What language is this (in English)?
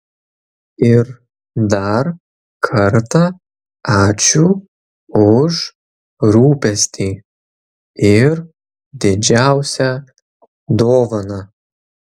Lithuanian